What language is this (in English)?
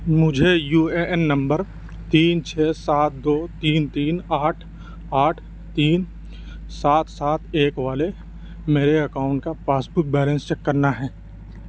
Urdu